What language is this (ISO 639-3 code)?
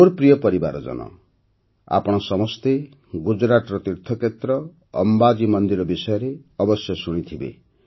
ori